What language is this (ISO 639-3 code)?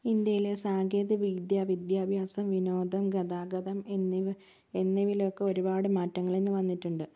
mal